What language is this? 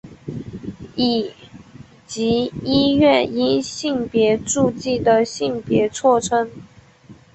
Chinese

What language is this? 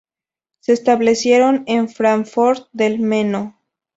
Spanish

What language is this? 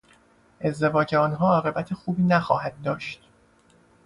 Persian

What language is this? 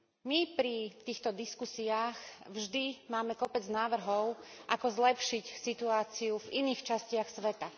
Slovak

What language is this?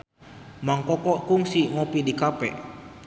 Sundanese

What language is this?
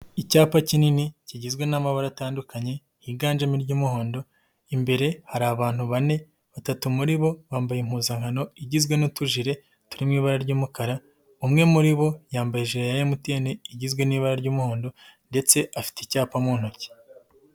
Kinyarwanda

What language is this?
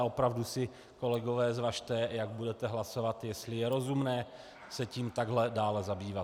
Czech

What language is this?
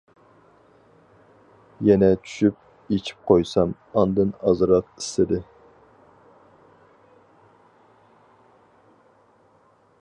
Uyghur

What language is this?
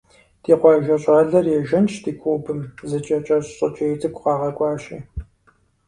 Kabardian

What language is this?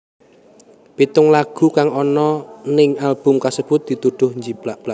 Javanese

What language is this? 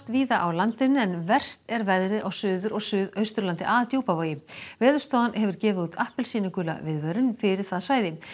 Icelandic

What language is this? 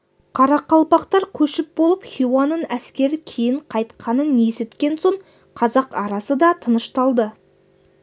Kazakh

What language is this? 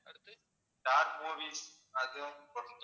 Tamil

